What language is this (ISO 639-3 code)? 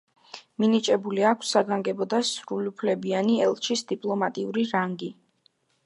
kat